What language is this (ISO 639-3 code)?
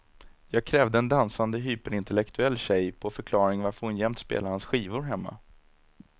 swe